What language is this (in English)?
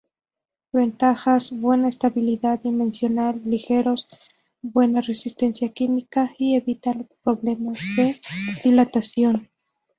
Spanish